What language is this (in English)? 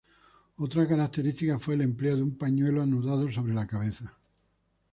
Spanish